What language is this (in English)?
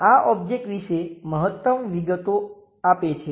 Gujarati